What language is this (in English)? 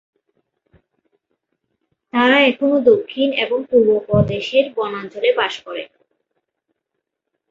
Bangla